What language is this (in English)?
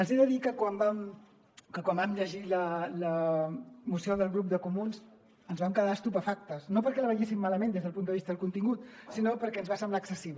Catalan